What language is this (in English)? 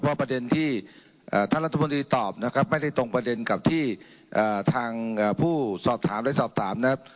Thai